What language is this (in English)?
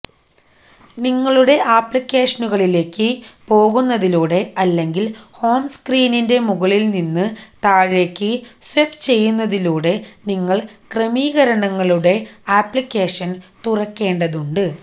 Malayalam